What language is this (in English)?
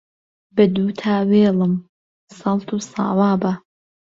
Central Kurdish